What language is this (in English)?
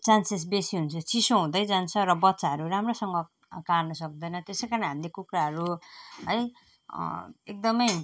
Nepali